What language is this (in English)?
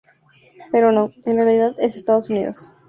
Spanish